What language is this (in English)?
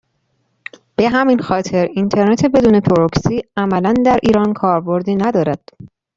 Persian